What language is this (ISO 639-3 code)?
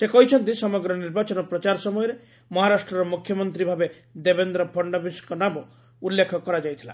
ori